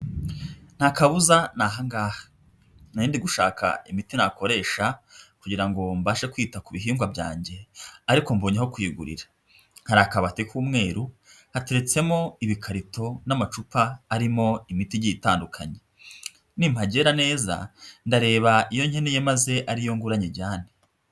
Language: Kinyarwanda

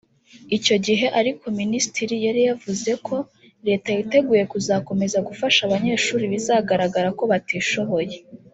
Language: Kinyarwanda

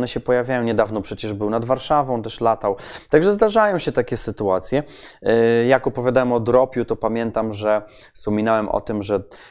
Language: Polish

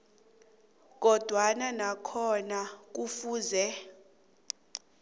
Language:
South Ndebele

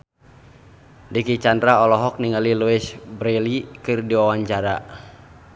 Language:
Sundanese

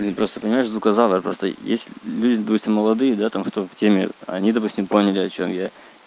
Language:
Russian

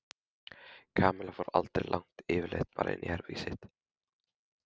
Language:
Icelandic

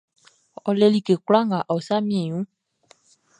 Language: Baoulé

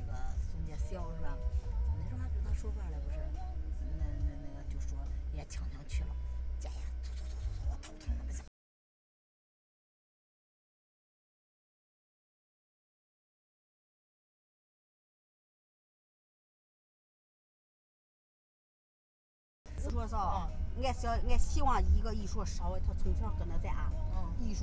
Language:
Chinese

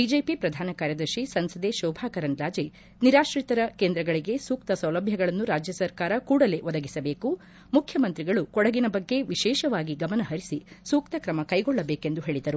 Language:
Kannada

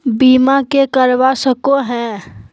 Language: Magahi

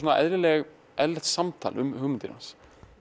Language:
Icelandic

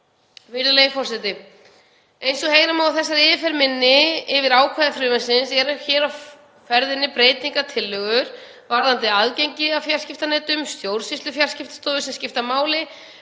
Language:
Icelandic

